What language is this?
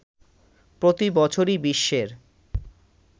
Bangla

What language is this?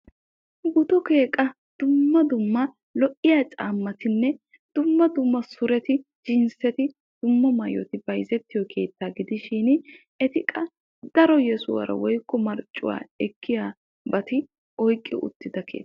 Wolaytta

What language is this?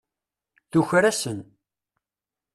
Kabyle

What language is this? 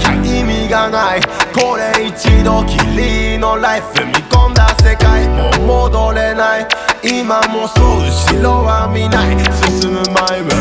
Vietnamese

